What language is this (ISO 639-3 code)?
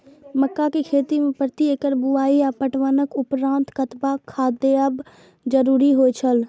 mai